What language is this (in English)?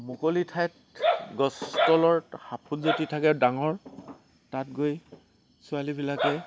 Assamese